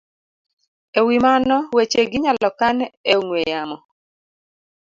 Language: Luo (Kenya and Tanzania)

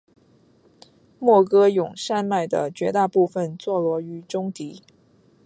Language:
Chinese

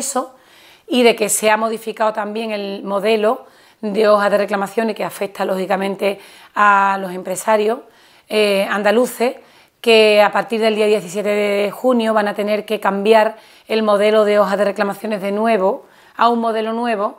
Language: Spanish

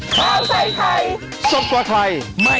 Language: Thai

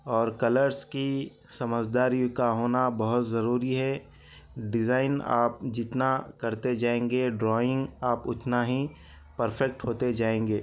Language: Urdu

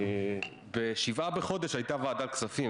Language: Hebrew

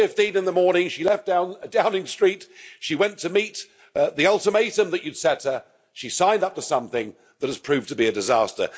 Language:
English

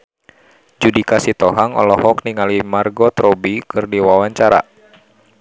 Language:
Sundanese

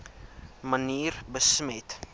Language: Afrikaans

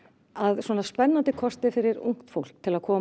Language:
Icelandic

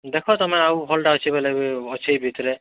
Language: Odia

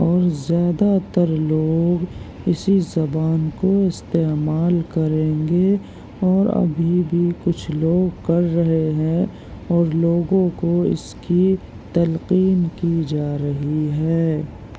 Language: Urdu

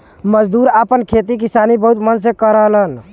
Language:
Bhojpuri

